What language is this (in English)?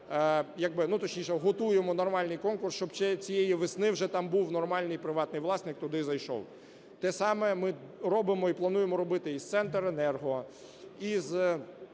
Ukrainian